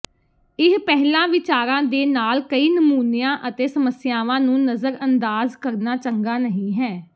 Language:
Punjabi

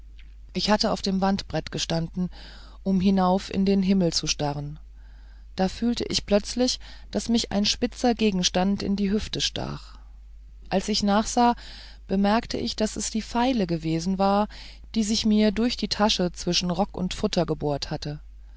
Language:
German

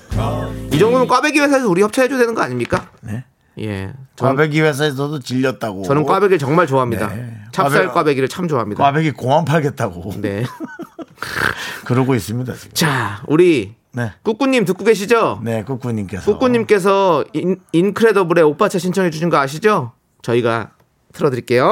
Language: Korean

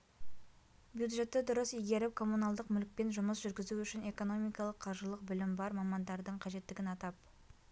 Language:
Kazakh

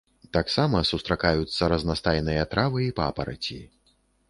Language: Belarusian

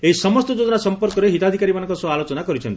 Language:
Odia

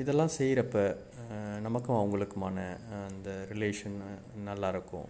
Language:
Tamil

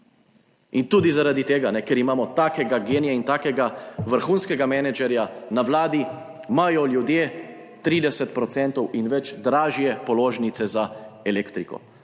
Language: Slovenian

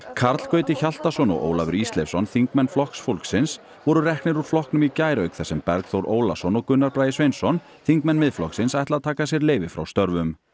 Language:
Icelandic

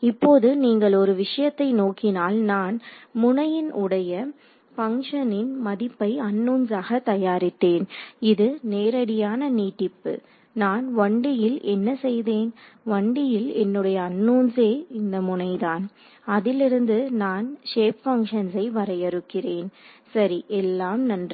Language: Tamil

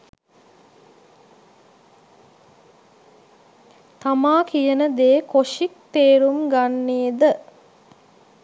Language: Sinhala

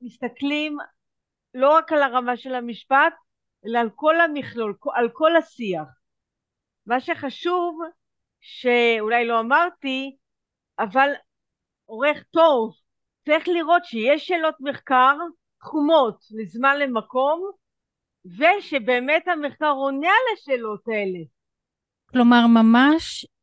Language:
Hebrew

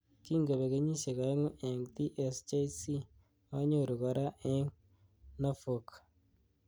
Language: Kalenjin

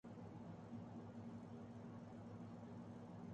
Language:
Urdu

